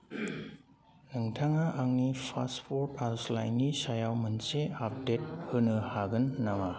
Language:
Bodo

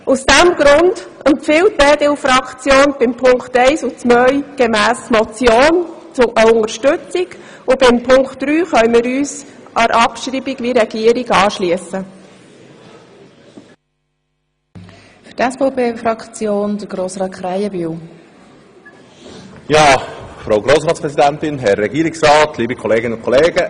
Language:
Swiss German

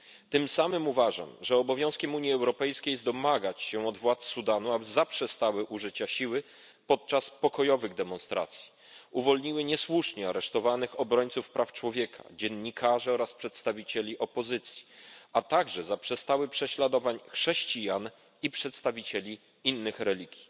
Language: Polish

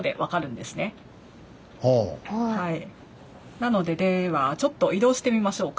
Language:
Japanese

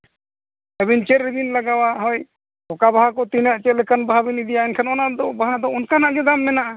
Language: Santali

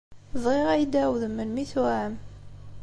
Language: Kabyle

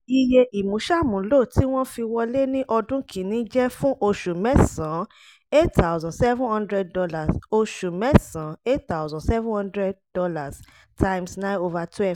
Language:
Yoruba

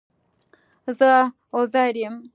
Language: Pashto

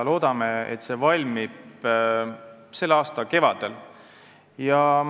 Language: Estonian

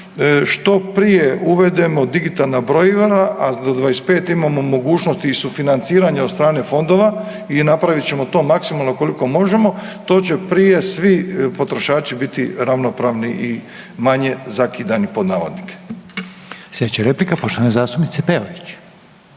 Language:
Croatian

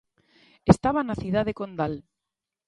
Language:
Galician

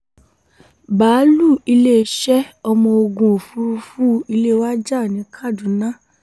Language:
Yoruba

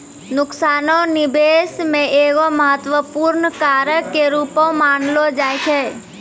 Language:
Maithili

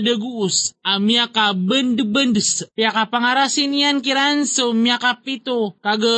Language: Filipino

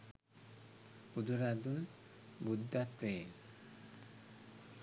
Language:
Sinhala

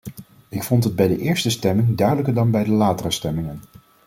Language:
Dutch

